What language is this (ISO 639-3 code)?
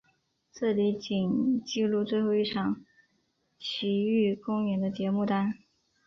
zho